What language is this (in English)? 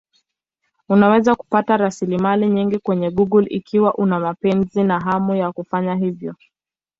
Swahili